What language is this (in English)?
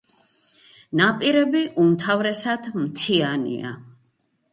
Georgian